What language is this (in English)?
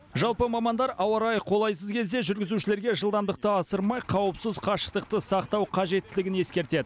Kazakh